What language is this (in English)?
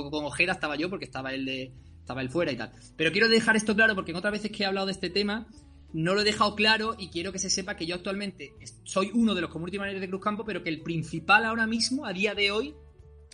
Spanish